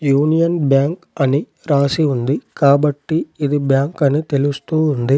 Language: Telugu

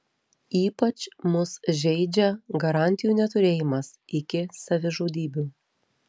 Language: Lithuanian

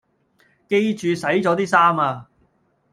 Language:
Cantonese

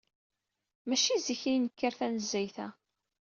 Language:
Kabyle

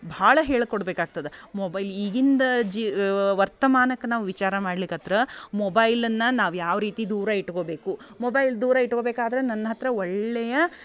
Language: Kannada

